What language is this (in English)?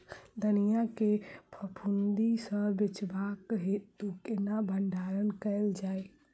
Maithili